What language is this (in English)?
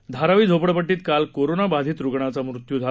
Marathi